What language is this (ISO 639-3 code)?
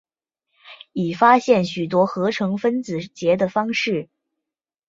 zho